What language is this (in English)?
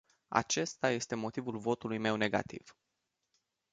Romanian